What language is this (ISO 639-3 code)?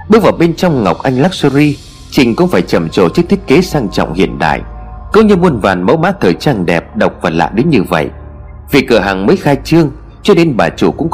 vie